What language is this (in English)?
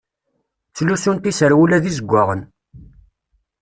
Kabyle